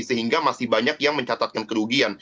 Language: Indonesian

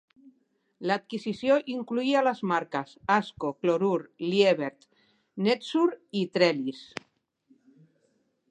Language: Catalan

